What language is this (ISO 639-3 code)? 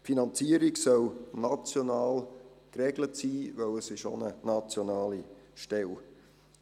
gsw